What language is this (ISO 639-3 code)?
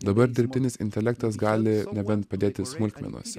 lit